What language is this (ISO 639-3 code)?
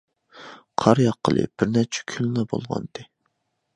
uig